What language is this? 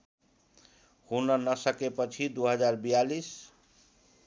Nepali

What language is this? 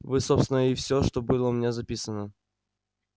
Russian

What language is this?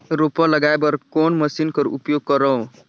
Chhattisgarhi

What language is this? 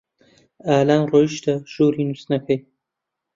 Central Kurdish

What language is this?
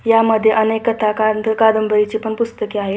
Marathi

